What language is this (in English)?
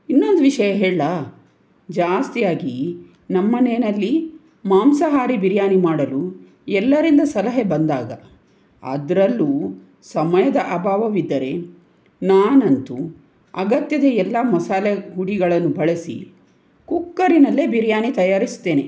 Kannada